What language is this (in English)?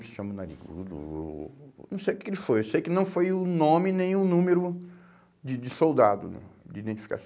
Portuguese